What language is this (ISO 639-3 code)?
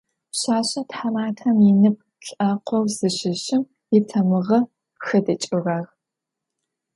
ady